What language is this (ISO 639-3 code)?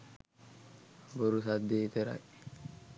sin